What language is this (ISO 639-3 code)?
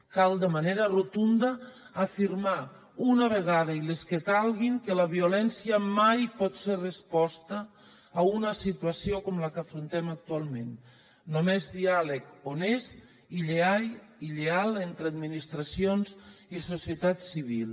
cat